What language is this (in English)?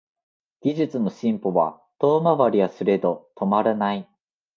Japanese